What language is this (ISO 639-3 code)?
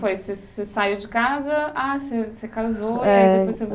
por